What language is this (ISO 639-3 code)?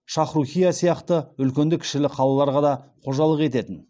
kaz